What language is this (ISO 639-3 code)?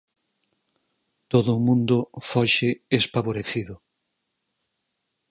glg